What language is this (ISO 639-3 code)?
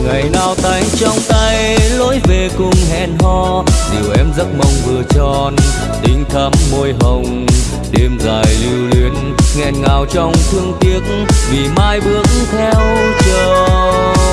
vie